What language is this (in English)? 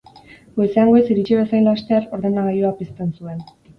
Basque